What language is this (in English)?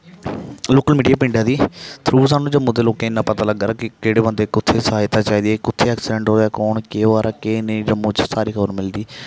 Dogri